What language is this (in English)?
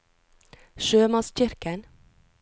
Norwegian